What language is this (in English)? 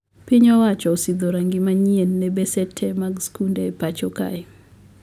Luo (Kenya and Tanzania)